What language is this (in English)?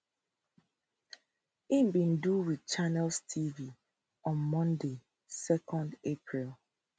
Nigerian Pidgin